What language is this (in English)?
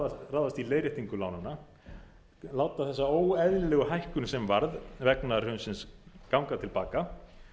Icelandic